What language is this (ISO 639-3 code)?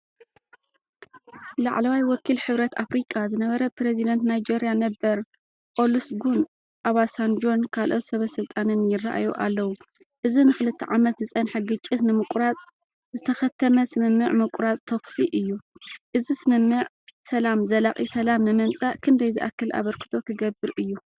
tir